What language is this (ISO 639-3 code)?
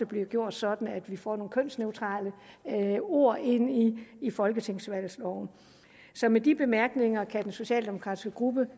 dan